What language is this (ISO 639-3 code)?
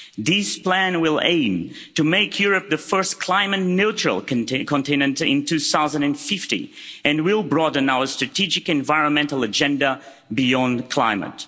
eng